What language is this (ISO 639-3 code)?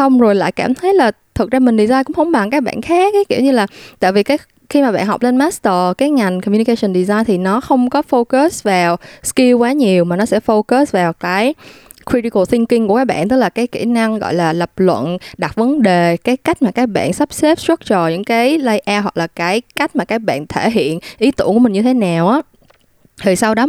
vie